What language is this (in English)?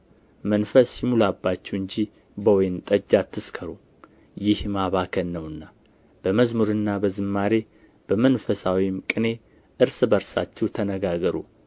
Amharic